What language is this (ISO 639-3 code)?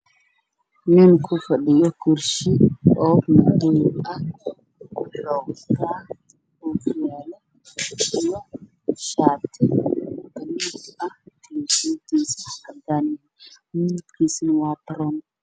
som